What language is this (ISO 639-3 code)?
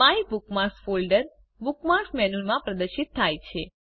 guj